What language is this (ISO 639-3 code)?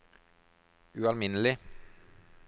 nor